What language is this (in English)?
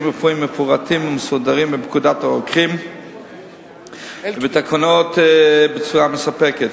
Hebrew